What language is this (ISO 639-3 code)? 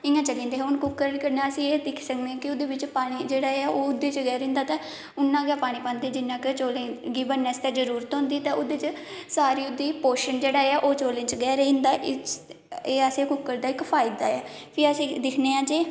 doi